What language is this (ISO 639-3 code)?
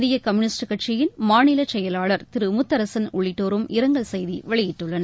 tam